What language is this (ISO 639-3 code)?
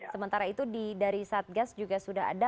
ind